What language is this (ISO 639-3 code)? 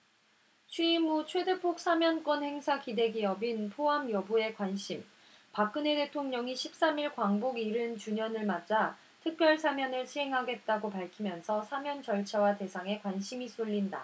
kor